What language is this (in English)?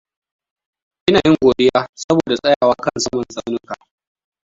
Hausa